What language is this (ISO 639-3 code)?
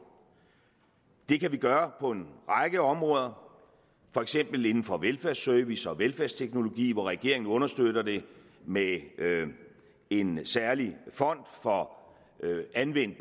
dan